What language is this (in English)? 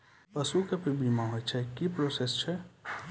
Maithili